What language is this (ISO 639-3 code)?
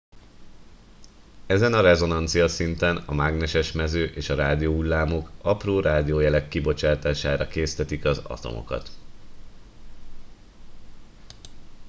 hun